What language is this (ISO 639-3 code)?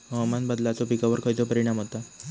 mar